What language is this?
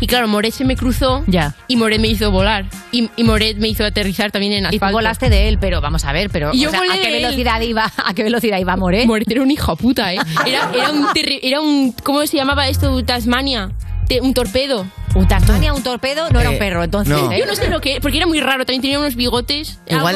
Spanish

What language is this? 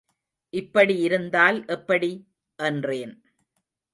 Tamil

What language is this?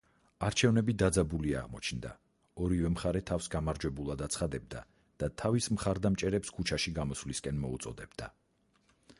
Georgian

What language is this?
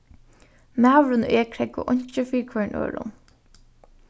Faroese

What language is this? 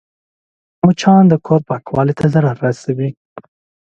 Pashto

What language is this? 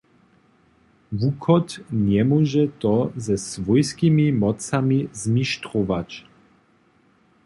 Upper Sorbian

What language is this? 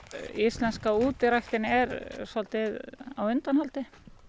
Icelandic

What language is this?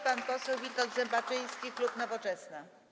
Polish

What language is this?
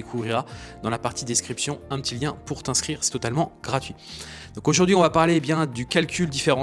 French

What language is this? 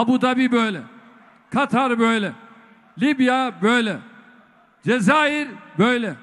Turkish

